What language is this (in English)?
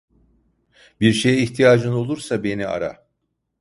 Turkish